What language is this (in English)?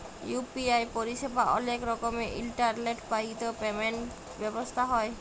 Bangla